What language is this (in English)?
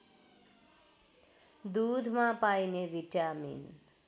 Nepali